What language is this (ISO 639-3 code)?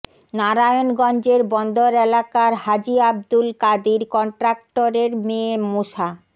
ben